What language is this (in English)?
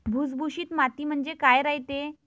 Marathi